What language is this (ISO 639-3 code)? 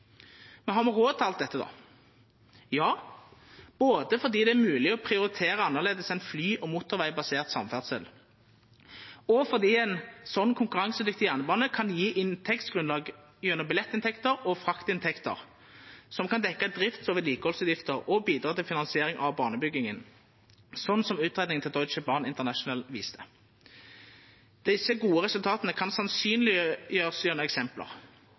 nno